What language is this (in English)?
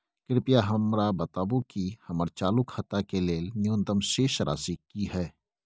Maithili